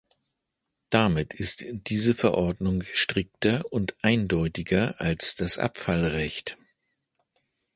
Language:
German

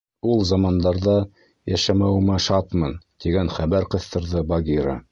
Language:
Bashkir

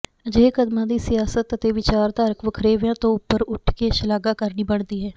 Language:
Punjabi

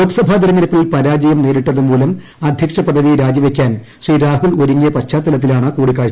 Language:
Malayalam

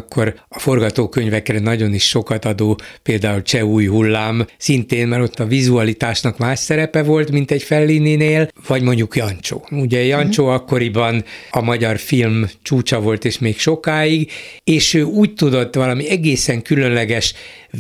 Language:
Hungarian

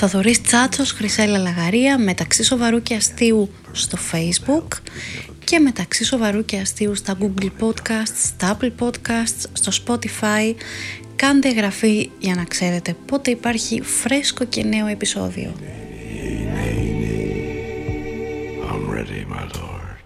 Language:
Greek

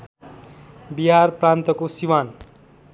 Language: Nepali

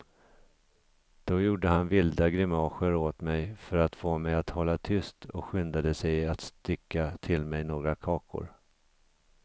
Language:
Swedish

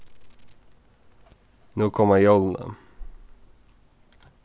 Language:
Faroese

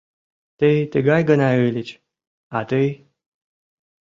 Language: Mari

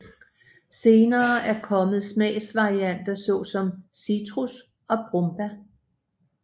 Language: Danish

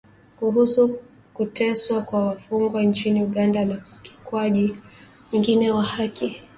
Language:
Swahili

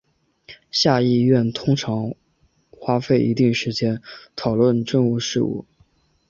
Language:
Chinese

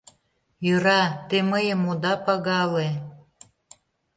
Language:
Mari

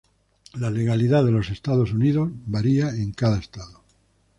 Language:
Spanish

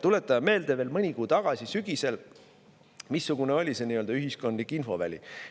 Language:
Estonian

